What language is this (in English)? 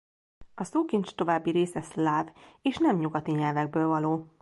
Hungarian